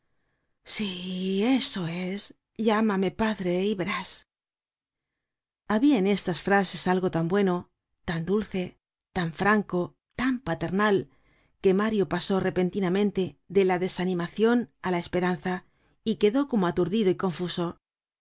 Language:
Spanish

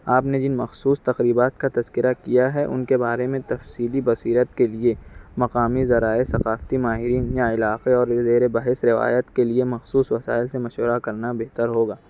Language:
Urdu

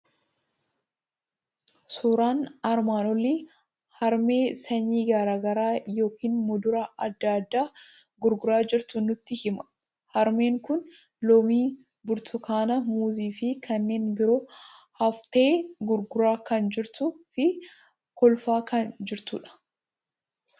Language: Oromo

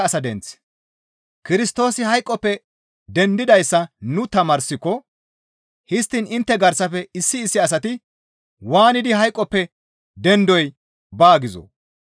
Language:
Gamo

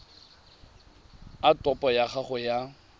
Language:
Tswana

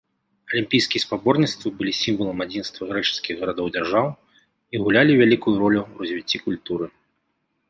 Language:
Belarusian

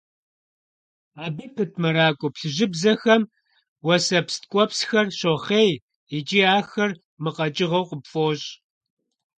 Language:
Kabardian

